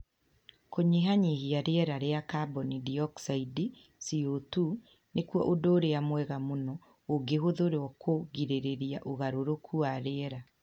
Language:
Kikuyu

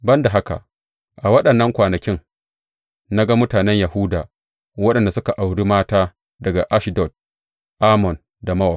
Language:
Hausa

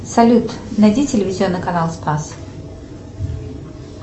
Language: Russian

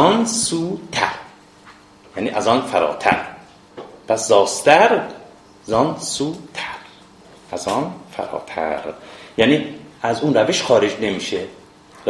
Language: Persian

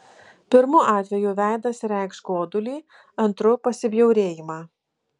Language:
Lithuanian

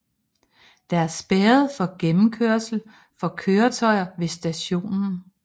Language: Danish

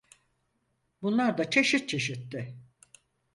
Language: Turkish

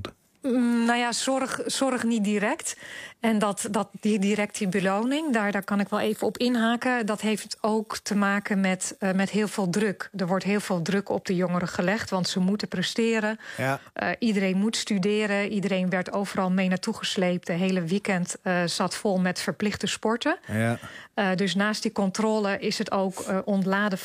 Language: Dutch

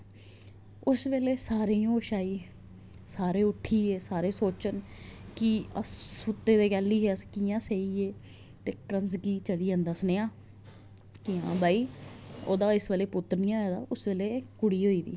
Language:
Dogri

